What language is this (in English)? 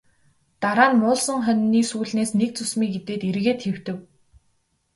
Mongolian